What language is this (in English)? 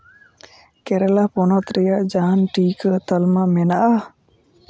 Santali